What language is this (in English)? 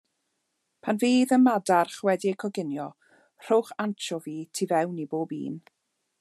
Welsh